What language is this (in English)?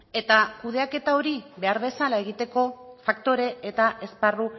Basque